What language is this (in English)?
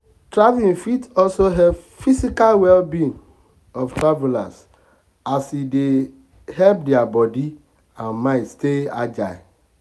Nigerian Pidgin